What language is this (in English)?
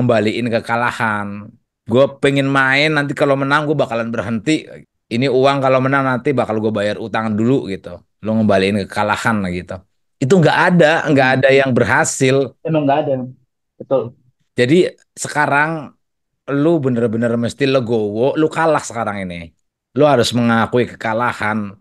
Indonesian